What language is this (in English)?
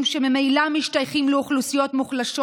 Hebrew